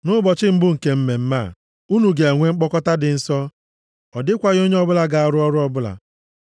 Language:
Igbo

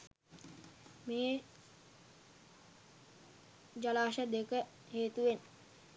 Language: Sinhala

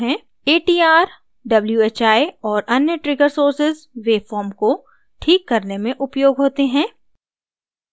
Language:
Hindi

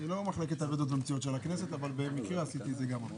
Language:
Hebrew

